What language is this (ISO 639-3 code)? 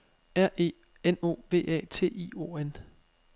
dan